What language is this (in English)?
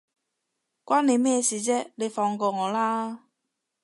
Cantonese